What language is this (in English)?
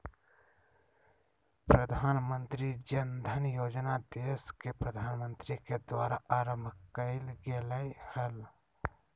Magahi